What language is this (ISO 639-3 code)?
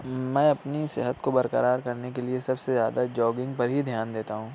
urd